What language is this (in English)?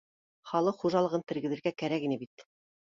Bashkir